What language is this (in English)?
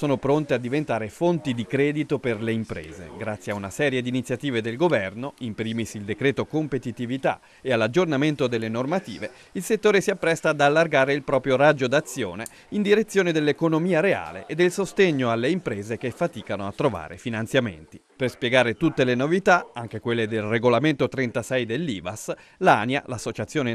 Italian